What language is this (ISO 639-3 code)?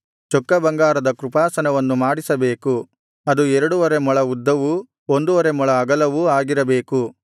kan